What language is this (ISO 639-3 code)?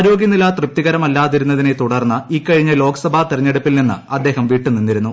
mal